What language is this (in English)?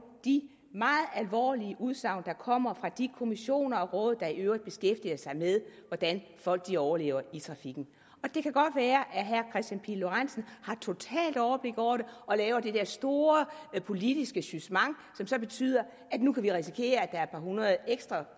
Danish